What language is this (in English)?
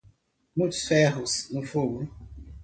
Portuguese